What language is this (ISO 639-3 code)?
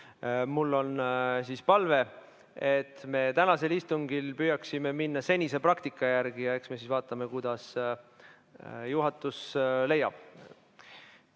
est